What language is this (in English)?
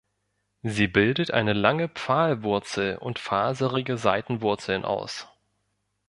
German